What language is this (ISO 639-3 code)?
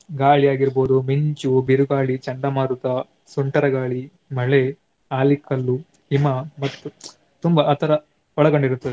kan